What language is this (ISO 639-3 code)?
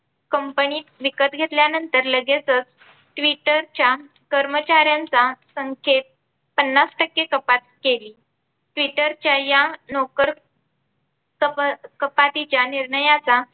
mar